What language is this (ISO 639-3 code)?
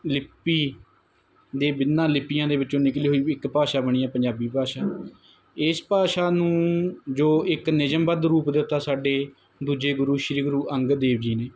pan